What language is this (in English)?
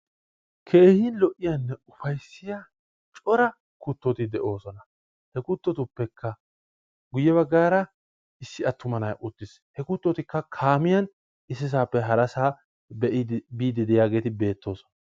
Wolaytta